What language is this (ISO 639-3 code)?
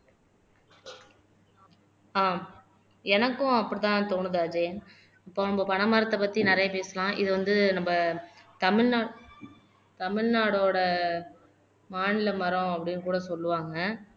tam